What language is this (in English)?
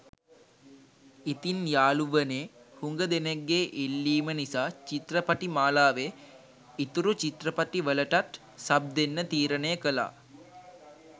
Sinhala